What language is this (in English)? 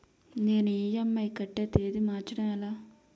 Telugu